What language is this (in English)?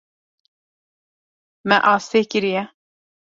Kurdish